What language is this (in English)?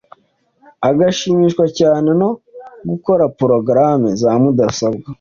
Kinyarwanda